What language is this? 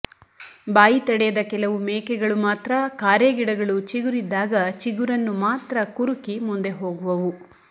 Kannada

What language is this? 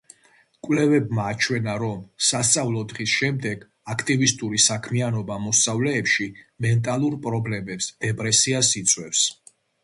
Georgian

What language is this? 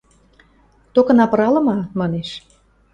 Western Mari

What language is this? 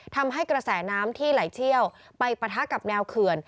Thai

